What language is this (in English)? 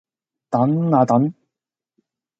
Cantonese